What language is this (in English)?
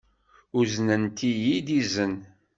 Kabyle